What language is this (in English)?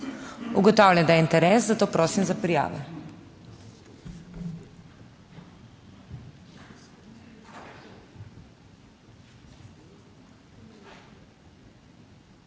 Slovenian